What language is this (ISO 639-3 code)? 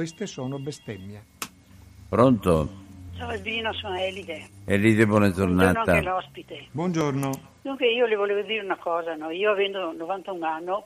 ita